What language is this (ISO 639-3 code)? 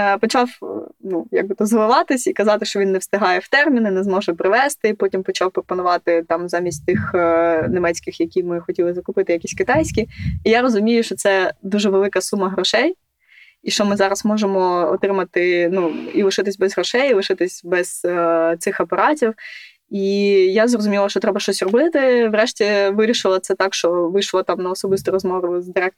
ukr